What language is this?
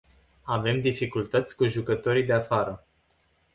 Romanian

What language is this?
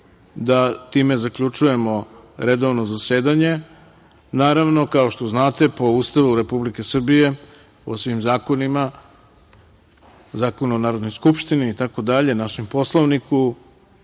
Serbian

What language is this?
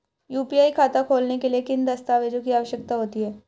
Hindi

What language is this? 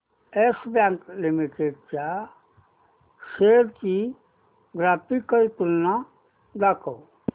Marathi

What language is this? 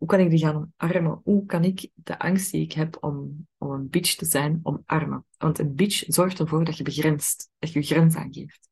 Dutch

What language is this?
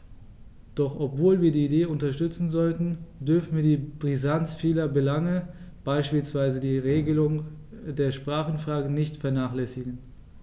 German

